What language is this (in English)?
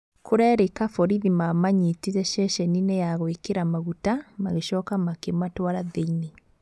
Kikuyu